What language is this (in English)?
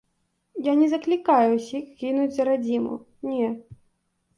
Belarusian